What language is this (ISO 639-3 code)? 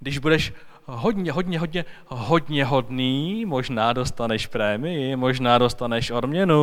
ces